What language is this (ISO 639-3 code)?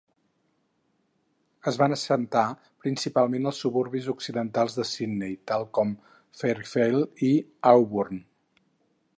cat